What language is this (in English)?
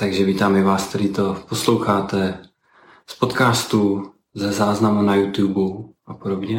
Czech